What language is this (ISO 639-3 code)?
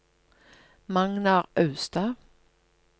nor